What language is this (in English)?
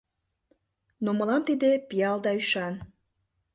Mari